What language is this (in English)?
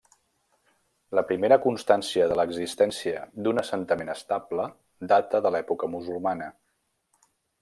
Catalan